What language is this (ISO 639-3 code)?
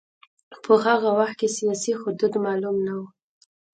pus